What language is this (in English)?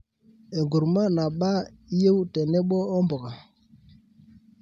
Masai